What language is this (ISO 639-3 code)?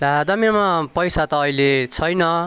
nep